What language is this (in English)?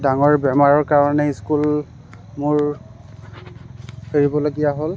Assamese